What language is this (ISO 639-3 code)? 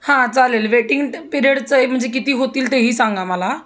mar